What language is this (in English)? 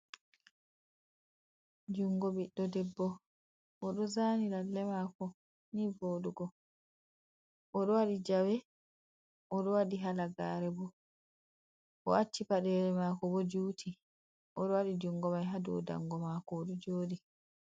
Fula